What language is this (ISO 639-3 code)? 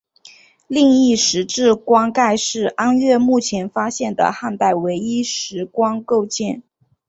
zho